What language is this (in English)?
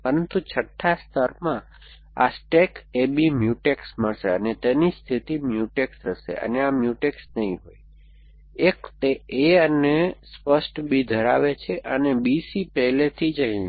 Gujarati